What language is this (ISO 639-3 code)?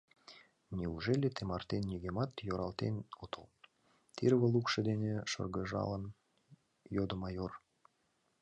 chm